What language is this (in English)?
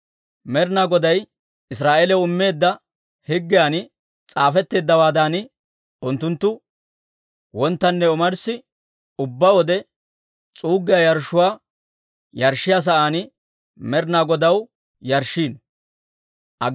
Dawro